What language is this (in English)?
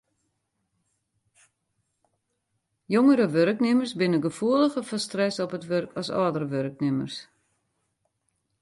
Western Frisian